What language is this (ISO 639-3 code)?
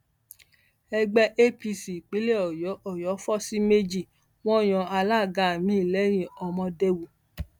yor